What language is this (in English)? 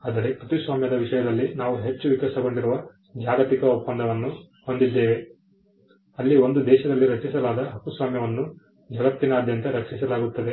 Kannada